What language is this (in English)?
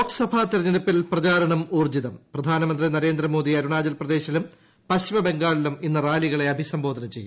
Malayalam